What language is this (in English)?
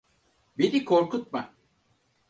Turkish